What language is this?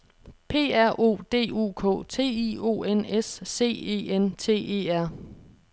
Danish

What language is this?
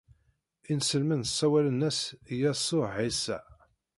Kabyle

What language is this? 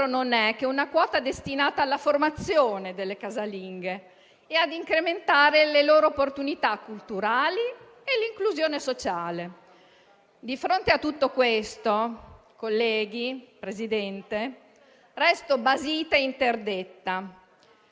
Italian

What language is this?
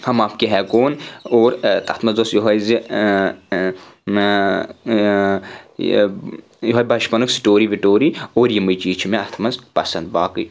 Kashmiri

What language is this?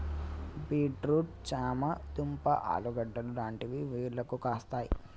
Telugu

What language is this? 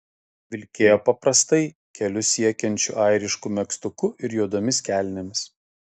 Lithuanian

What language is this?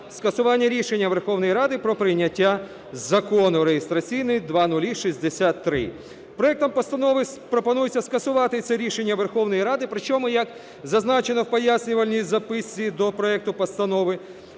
Ukrainian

